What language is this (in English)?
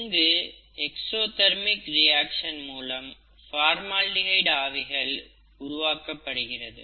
Tamil